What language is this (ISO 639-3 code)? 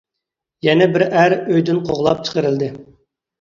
uig